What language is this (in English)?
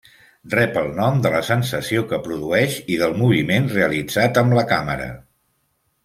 Catalan